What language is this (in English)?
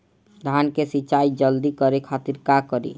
Bhojpuri